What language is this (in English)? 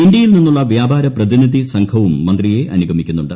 Malayalam